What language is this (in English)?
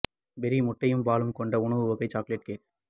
Tamil